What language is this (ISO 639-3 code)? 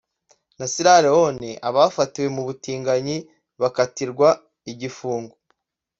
kin